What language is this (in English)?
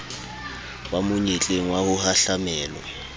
Southern Sotho